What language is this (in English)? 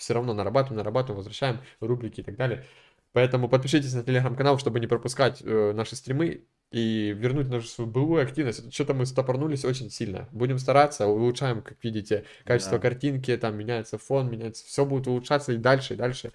Russian